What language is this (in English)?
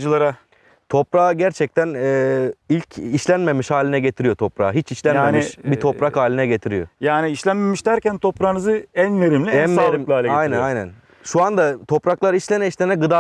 Turkish